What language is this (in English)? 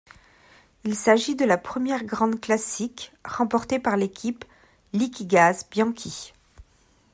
French